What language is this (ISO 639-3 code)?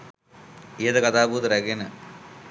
sin